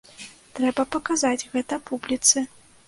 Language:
Belarusian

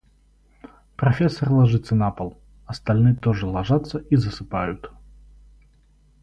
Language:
Russian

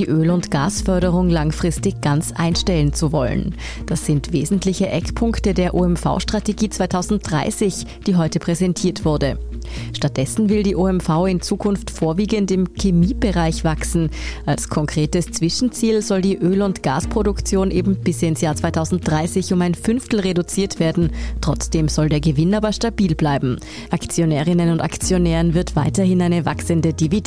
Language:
German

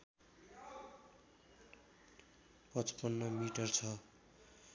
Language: Nepali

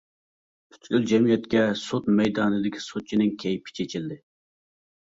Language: Uyghur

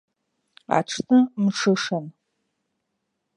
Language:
Abkhazian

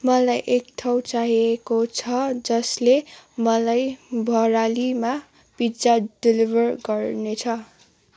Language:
Nepali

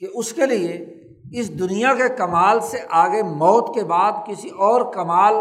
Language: Urdu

